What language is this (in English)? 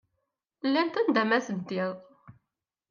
Kabyle